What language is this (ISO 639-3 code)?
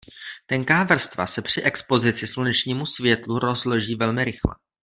ces